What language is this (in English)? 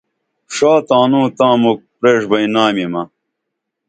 Dameli